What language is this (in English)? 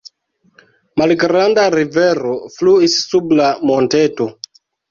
Esperanto